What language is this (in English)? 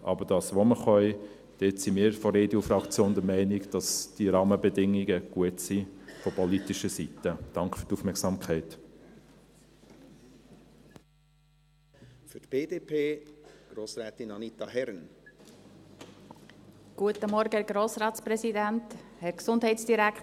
Swiss German